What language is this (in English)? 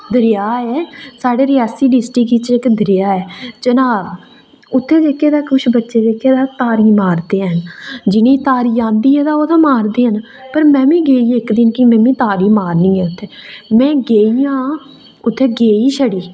Dogri